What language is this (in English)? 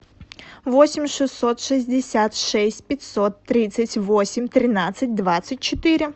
Russian